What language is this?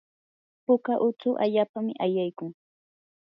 Yanahuanca Pasco Quechua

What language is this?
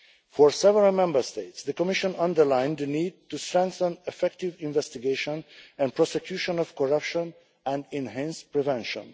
English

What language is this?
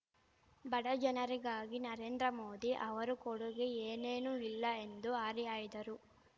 Kannada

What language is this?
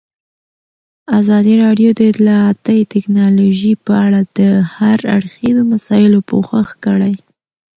Pashto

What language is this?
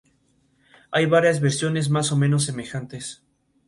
Spanish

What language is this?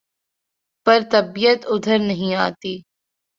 Urdu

